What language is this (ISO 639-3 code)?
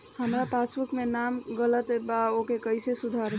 bho